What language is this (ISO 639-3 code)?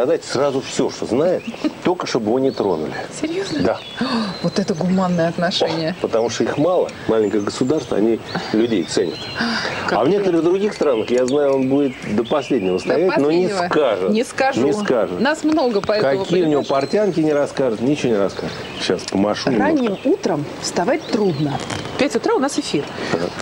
rus